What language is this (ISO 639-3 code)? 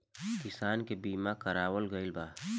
bho